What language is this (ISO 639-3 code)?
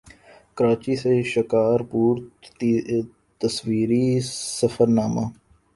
urd